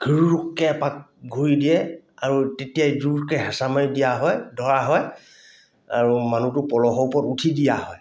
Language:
Assamese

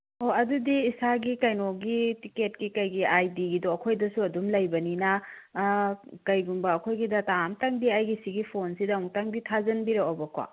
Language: Manipuri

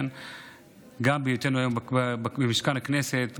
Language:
Hebrew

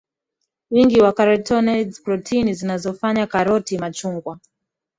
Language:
Swahili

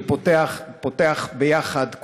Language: Hebrew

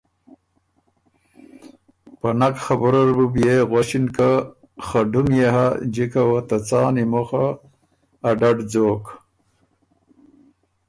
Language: Ormuri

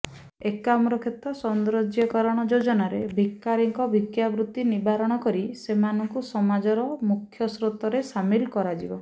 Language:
Odia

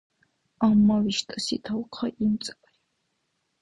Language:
Dargwa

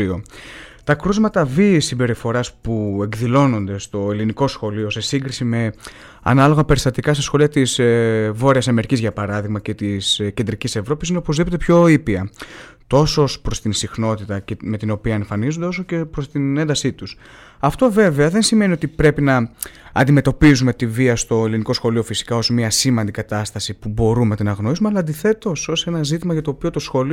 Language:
Greek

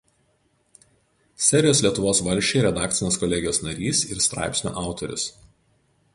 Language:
Lithuanian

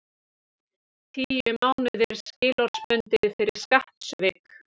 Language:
Icelandic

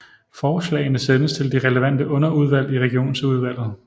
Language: Danish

